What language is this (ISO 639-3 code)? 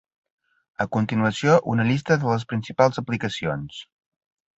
cat